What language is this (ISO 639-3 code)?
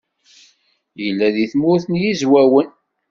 kab